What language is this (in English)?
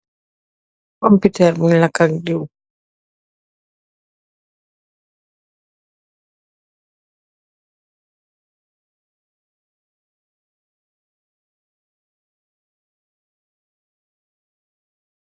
Wolof